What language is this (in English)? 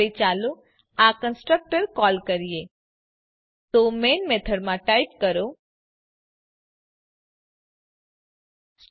Gujarati